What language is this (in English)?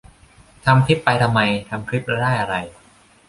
Thai